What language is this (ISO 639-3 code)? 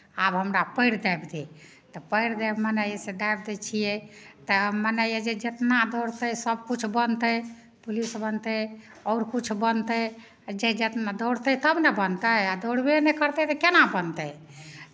mai